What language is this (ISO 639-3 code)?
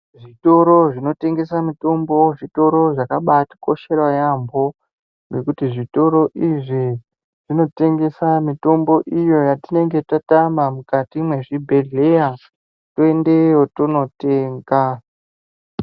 ndc